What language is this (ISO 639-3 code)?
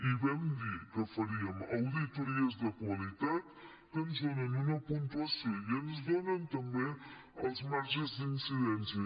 cat